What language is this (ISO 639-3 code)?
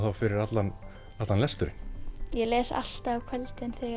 isl